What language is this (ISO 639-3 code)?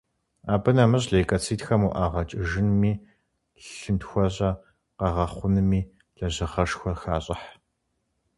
kbd